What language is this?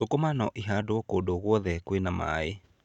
Kikuyu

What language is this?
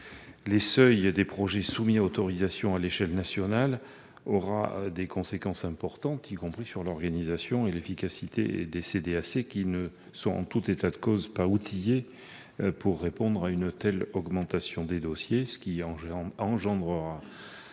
French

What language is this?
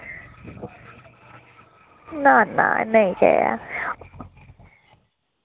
Dogri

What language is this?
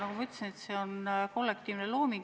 Estonian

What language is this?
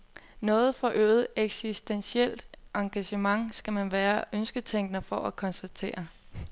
Danish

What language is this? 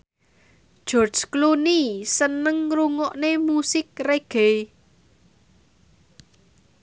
Javanese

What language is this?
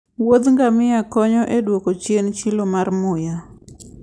Luo (Kenya and Tanzania)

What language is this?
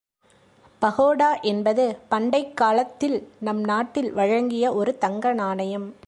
Tamil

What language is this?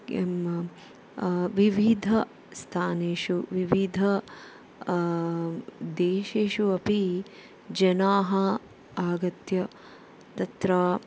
Sanskrit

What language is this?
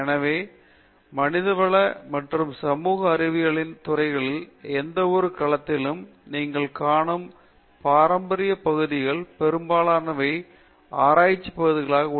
Tamil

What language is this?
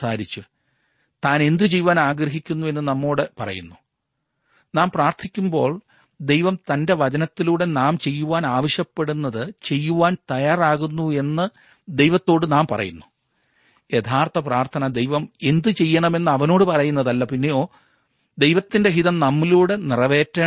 Malayalam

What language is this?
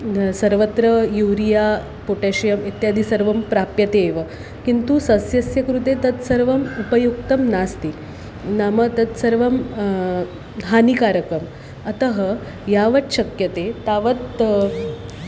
Sanskrit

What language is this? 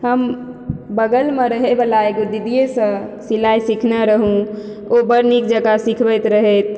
Maithili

